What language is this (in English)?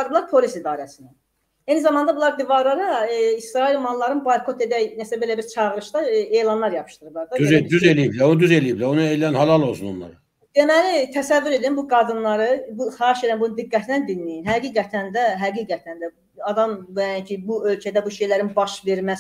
Turkish